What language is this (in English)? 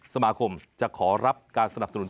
Thai